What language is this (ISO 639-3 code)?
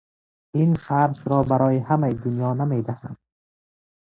fas